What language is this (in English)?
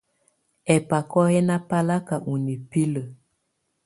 Tunen